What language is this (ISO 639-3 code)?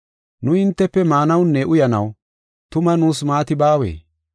gof